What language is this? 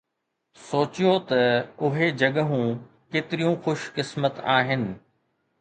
Sindhi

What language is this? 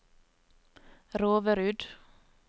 Norwegian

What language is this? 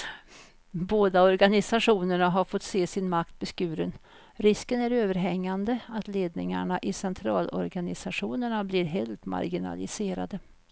Swedish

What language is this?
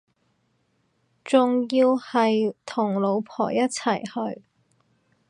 Cantonese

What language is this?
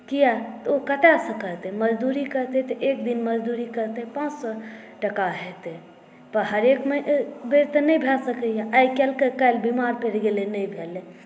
Maithili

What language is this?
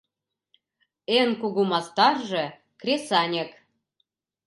Mari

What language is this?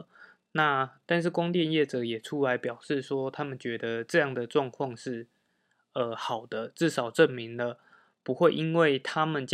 Chinese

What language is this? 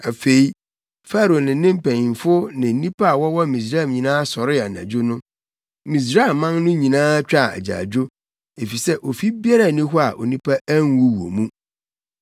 Akan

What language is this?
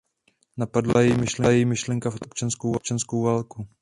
Czech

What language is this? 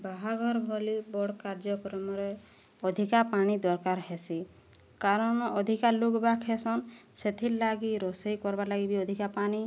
Odia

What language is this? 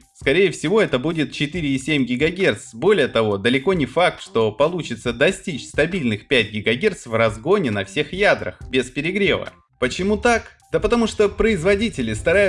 Russian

